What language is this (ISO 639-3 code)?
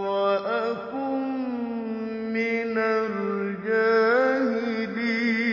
ara